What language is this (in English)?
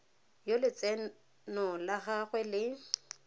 Tswana